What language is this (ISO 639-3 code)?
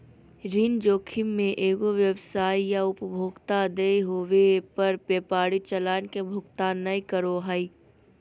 mag